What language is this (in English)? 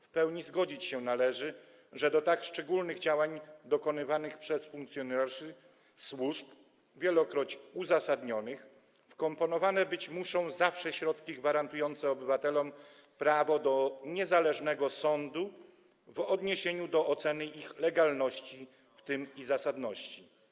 Polish